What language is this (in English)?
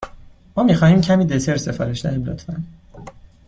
Persian